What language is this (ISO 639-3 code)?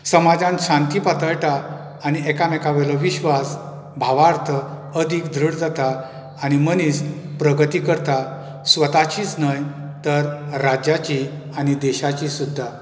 kok